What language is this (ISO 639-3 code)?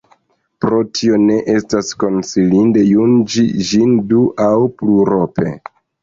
epo